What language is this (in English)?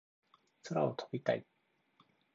Japanese